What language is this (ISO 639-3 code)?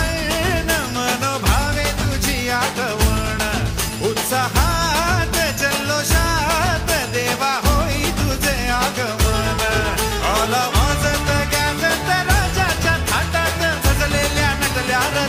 ara